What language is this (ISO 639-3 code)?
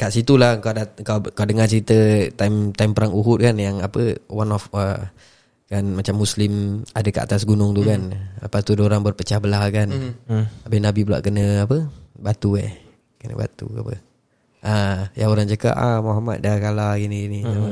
msa